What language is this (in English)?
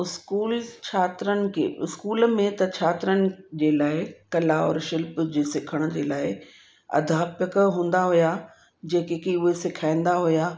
Sindhi